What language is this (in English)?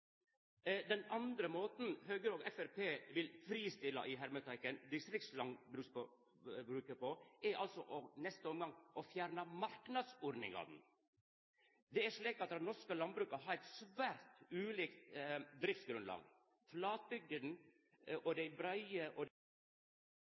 Norwegian Nynorsk